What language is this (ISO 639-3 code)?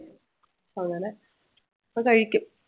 mal